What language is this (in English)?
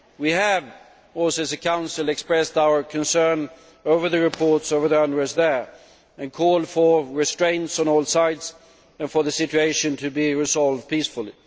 English